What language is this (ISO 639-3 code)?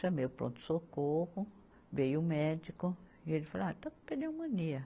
por